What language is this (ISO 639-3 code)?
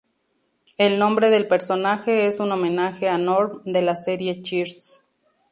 spa